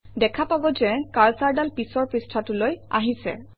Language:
Assamese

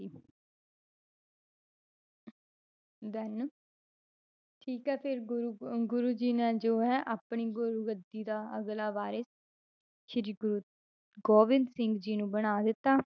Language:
Punjabi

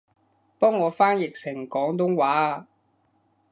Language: Cantonese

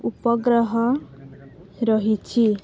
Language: Odia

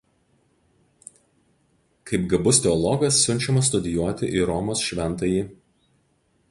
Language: Lithuanian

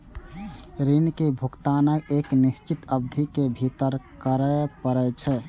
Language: Maithili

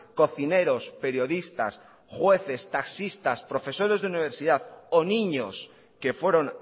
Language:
Spanish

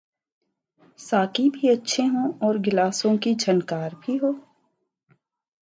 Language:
Urdu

